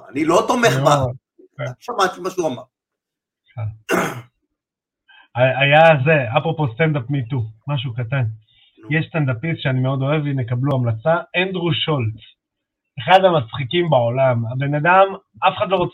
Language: Hebrew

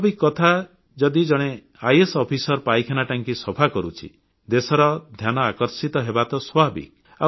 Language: Odia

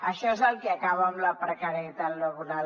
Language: Catalan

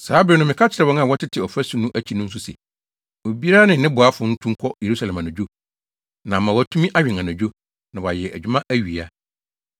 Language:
Akan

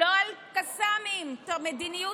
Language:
Hebrew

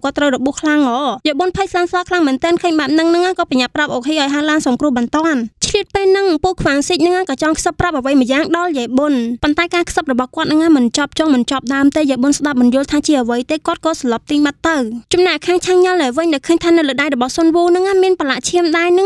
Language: Thai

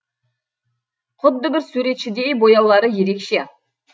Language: Kazakh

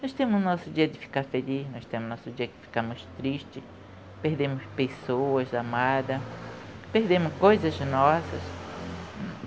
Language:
Portuguese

